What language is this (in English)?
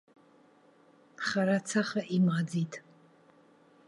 Abkhazian